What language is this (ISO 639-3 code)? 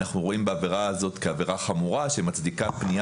heb